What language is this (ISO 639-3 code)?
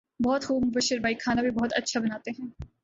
urd